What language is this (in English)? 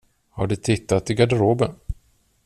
Swedish